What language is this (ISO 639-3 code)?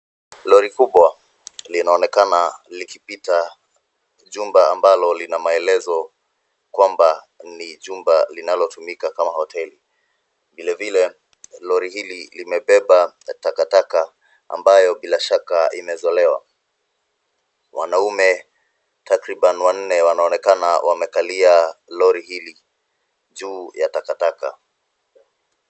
swa